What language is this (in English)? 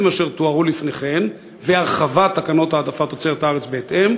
Hebrew